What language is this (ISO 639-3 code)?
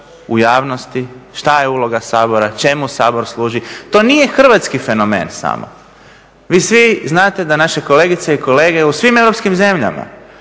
hrv